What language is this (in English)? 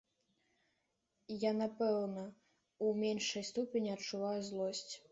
Belarusian